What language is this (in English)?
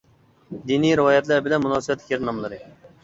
Uyghur